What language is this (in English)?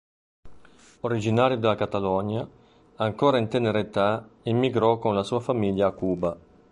Italian